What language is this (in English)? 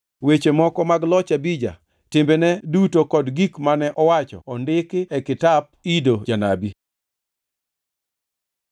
Luo (Kenya and Tanzania)